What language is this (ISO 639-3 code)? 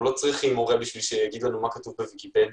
heb